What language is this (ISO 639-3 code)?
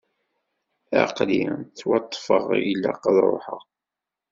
kab